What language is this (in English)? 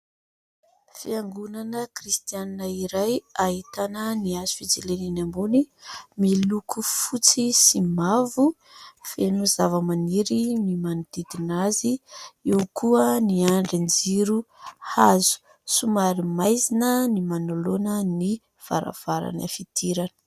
Malagasy